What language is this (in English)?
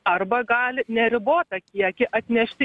Lithuanian